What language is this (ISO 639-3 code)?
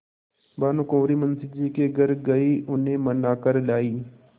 hin